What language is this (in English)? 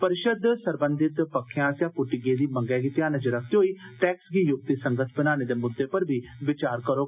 Dogri